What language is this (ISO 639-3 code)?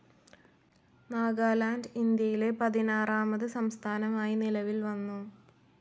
mal